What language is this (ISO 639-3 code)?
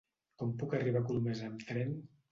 cat